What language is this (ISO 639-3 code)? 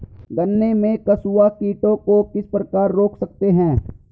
hin